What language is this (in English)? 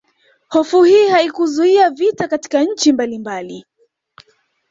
Swahili